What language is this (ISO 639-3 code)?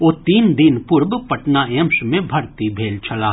mai